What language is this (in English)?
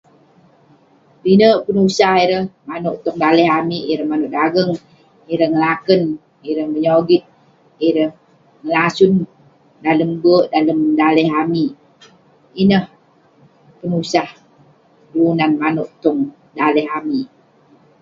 Western Penan